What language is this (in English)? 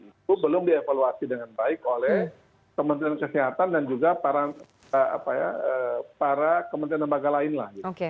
Indonesian